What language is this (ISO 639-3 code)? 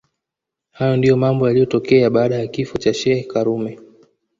swa